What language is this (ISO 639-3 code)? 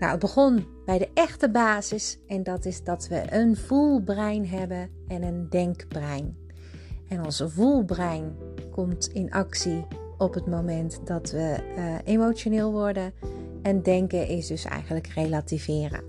nld